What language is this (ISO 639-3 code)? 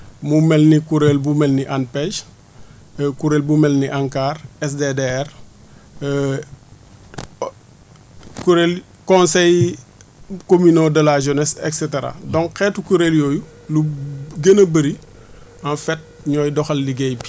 wol